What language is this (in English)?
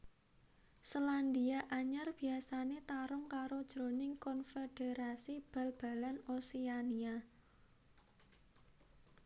Javanese